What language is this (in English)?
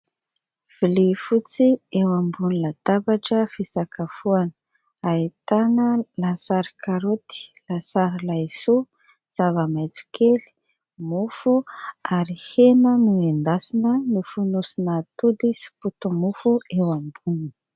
Malagasy